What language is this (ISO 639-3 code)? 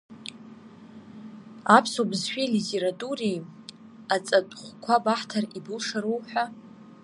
abk